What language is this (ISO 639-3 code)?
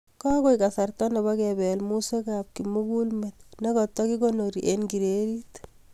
kln